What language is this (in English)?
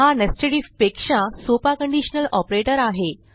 Marathi